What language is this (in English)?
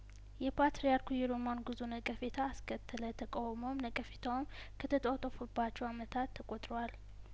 Amharic